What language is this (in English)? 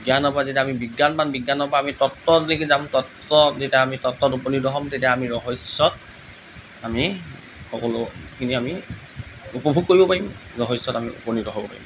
Assamese